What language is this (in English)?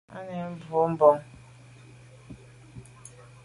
Medumba